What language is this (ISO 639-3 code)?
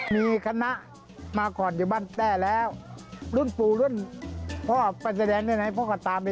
tha